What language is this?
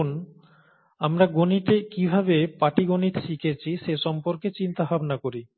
Bangla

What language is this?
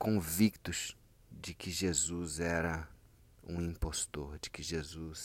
Portuguese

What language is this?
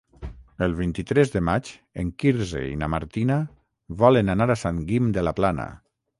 Catalan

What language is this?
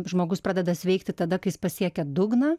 Lithuanian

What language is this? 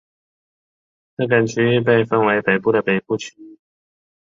Chinese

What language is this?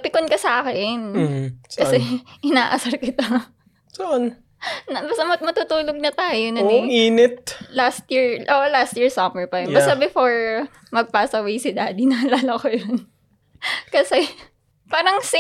Filipino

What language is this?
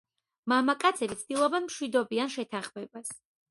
Georgian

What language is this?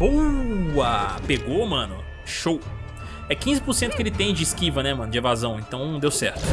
Portuguese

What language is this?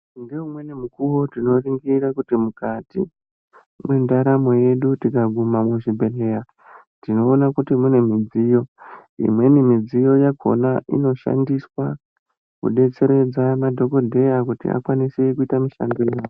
Ndau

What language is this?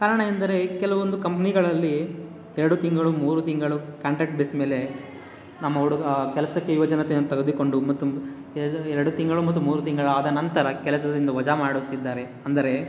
Kannada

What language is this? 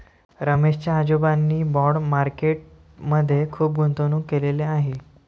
Marathi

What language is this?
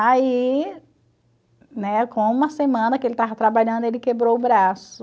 Portuguese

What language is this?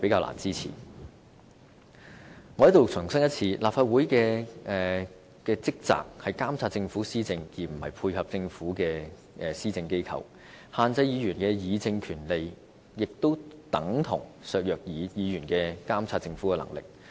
Cantonese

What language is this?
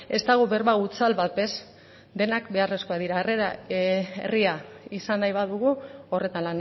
Basque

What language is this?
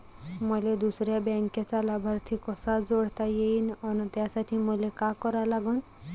Marathi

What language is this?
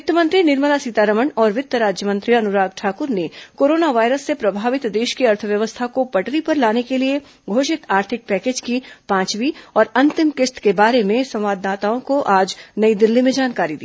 Hindi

